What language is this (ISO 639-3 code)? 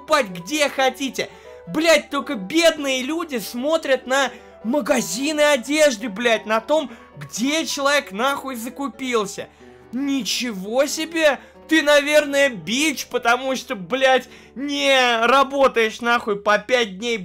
rus